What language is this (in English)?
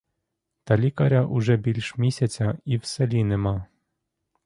Ukrainian